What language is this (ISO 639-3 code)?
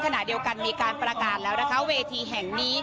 tha